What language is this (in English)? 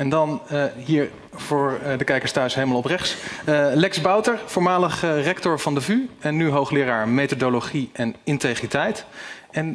Dutch